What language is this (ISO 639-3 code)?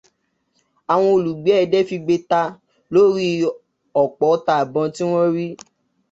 yor